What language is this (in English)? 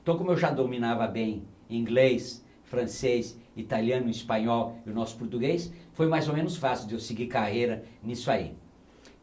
Portuguese